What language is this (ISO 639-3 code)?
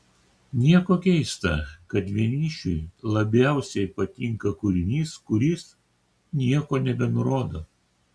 lit